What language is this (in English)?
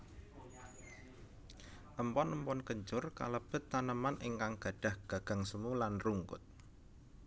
Javanese